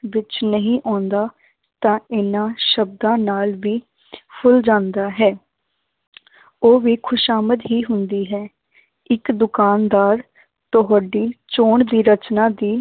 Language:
Punjabi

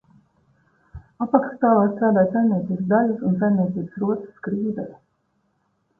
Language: Latvian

